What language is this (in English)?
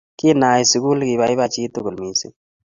Kalenjin